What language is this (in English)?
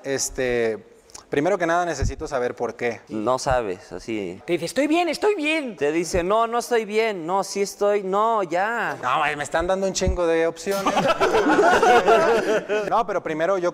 Spanish